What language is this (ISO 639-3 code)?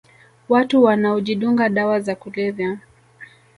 swa